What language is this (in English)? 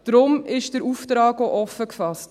Swiss German